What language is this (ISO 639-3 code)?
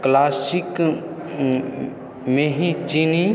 mai